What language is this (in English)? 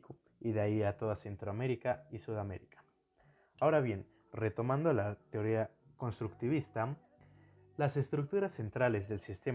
Spanish